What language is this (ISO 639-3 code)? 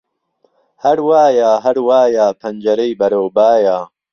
ckb